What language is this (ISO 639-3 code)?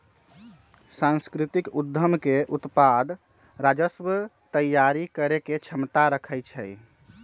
mag